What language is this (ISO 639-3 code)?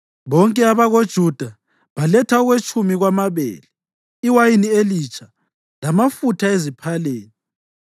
nde